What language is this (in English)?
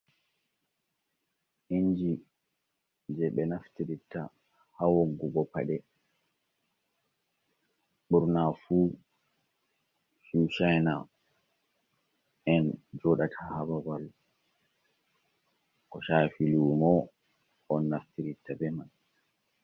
Fula